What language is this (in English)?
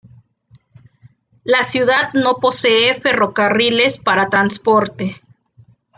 Spanish